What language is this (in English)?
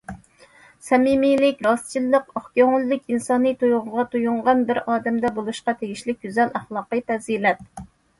Uyghur